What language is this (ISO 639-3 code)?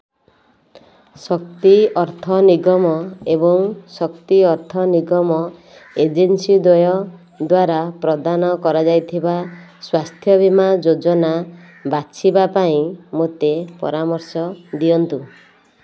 ori